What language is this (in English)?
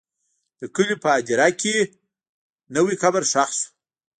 Pashto